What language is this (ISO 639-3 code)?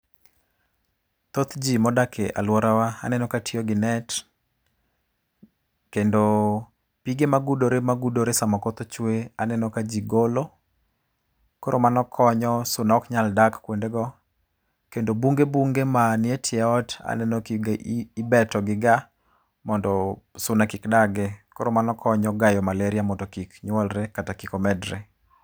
luo